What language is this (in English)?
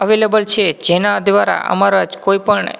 Gujarati